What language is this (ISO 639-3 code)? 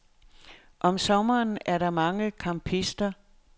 dan